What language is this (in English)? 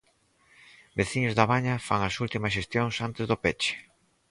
Galician